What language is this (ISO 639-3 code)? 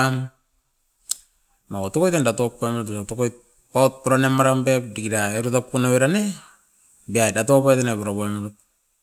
eiv